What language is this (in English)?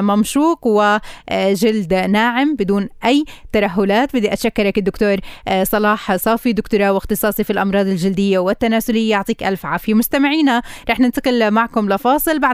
Arabic